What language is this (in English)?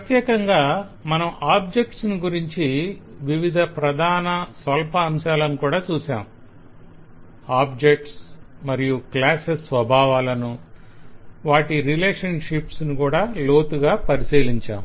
Telugu